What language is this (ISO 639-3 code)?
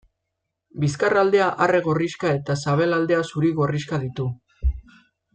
eus